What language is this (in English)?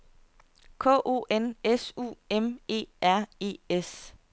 Danish